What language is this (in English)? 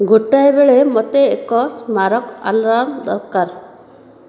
Odia